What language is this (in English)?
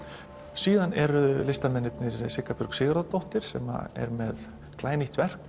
Icelandic